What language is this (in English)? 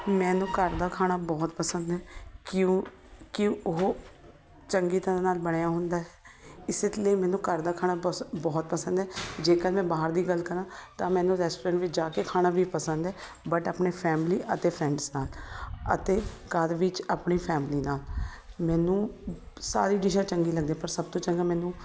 Punjabi